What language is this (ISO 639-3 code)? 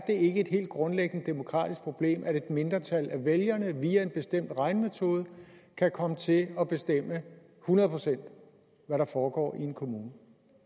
dan